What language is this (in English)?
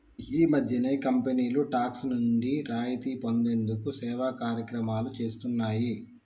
Telugu